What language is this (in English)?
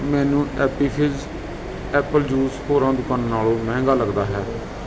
Punjabi